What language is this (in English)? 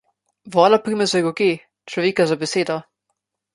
Slovenian